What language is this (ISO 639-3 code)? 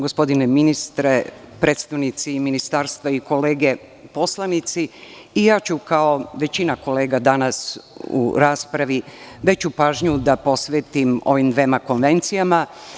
srp